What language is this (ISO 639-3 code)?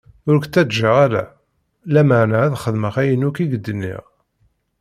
kab